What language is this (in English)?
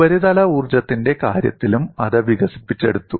Malayalam